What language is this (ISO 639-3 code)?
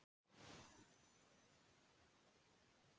isl